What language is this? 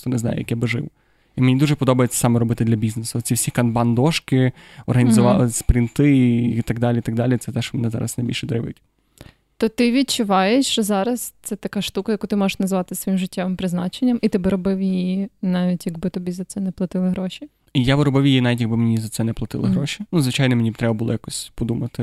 Ukrainian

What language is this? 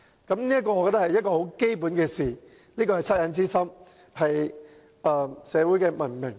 Cantonese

